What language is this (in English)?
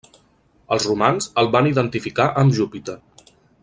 Catalan